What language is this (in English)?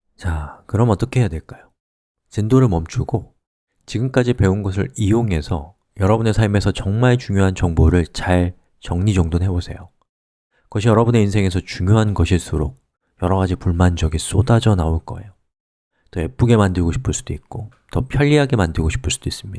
Korean